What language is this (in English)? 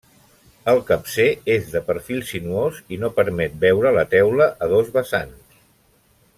Catalan